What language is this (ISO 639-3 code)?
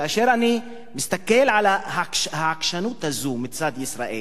heb